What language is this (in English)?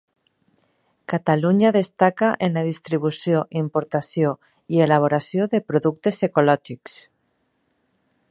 Catalan